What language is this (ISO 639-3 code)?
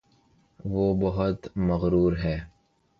urd